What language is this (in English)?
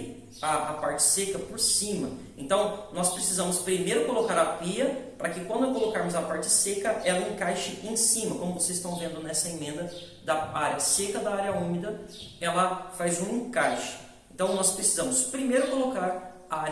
Portuguese